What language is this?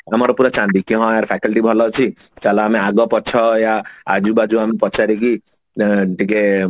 Odia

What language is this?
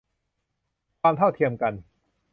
Thai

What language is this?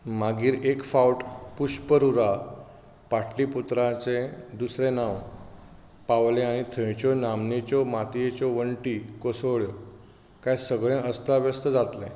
Konkani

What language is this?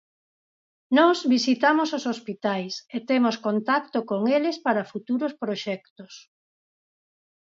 Galician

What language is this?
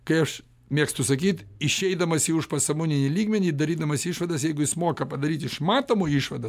Lithuanian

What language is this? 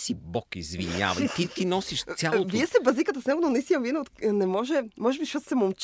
Bulgarian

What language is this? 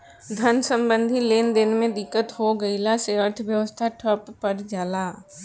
Bhojpuri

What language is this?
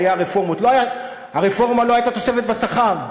Hebrew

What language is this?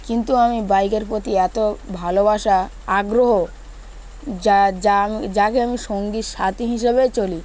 Bangla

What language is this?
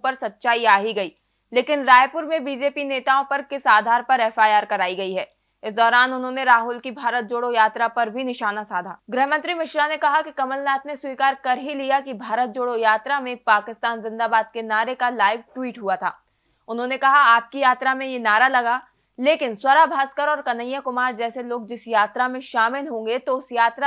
Hindi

